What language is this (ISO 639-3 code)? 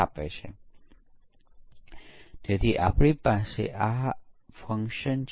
guj